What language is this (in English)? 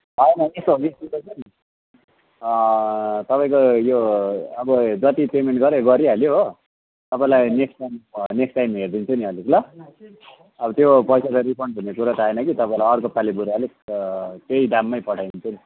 Nepali